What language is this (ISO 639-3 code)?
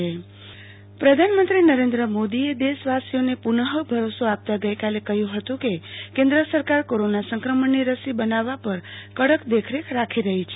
guj